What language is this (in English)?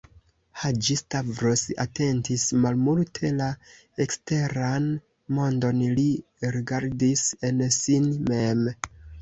Esperanto